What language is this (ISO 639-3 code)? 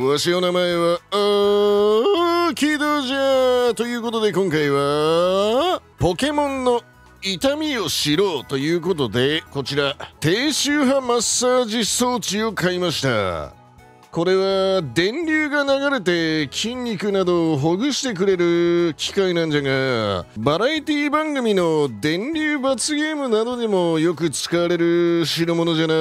jpn